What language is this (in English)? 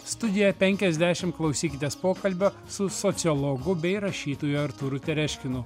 Lithuanian